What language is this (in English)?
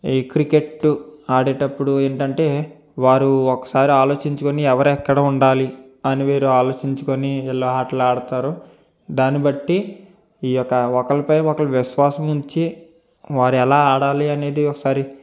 Telugu